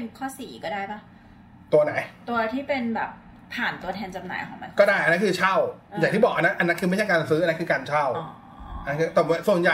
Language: Thai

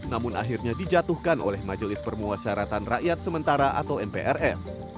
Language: Indonesian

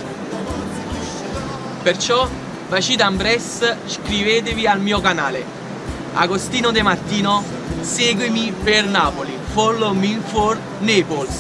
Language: Italian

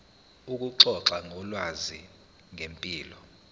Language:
Zulu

